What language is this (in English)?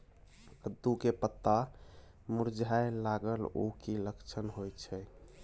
Maithili